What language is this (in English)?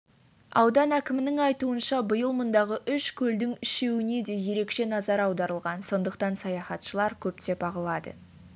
Kazakh